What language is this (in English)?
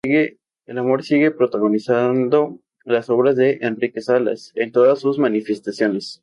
Spanish